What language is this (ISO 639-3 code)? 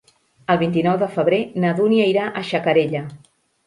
cat